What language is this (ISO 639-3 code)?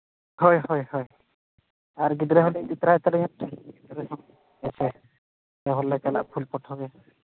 sat